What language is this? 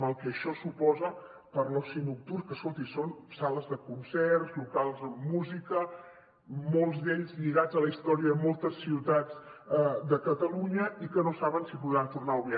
Catalan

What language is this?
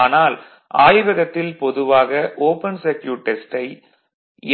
Tamil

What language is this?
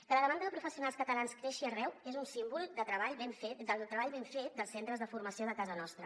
Catalan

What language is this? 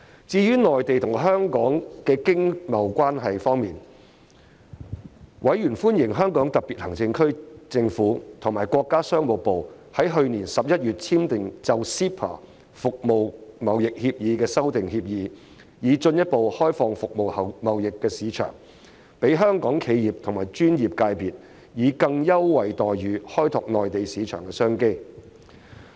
Cantonese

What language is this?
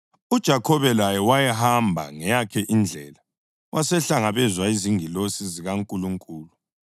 North Ndebele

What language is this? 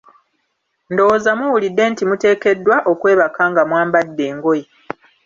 Ganda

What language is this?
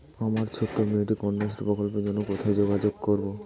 Bangla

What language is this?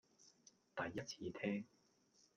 Cantonese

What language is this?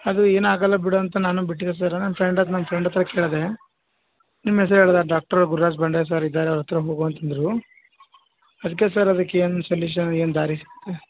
Kannada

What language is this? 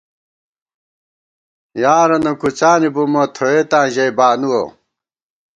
Gawar-Bati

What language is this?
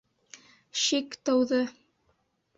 Bashkir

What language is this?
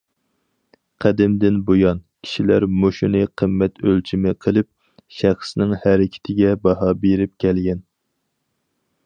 Uyghur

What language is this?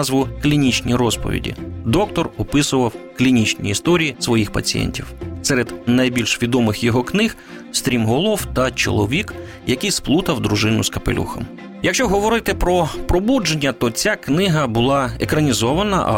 Ukrainian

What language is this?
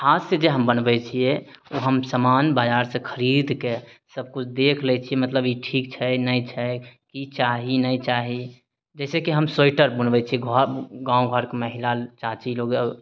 Maithili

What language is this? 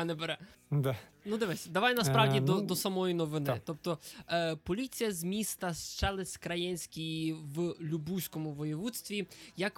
Ukrainian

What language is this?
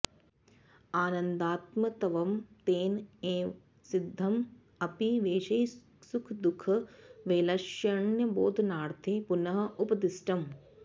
Sanskrit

